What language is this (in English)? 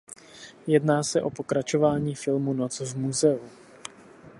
Czech